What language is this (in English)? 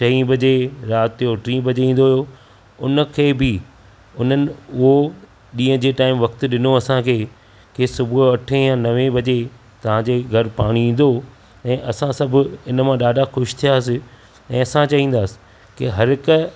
Sindhi